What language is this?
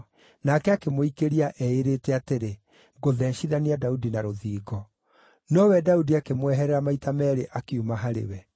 Kikuyu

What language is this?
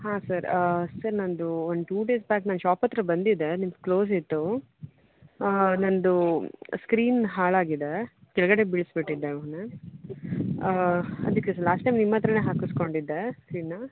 Kannada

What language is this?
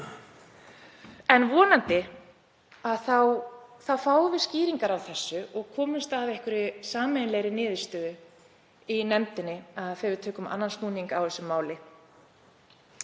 Icelandic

